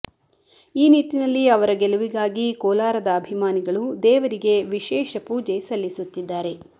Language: Kannada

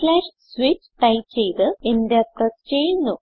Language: Malayalam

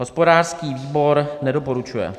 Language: Czech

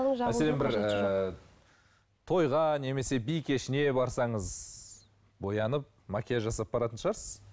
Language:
Kazakh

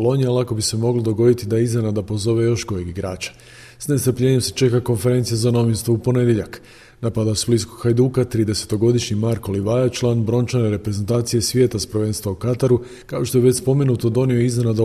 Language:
Croatian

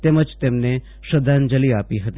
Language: Gujarati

